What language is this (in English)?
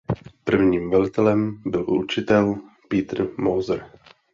Czech